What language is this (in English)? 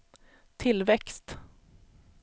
Swedish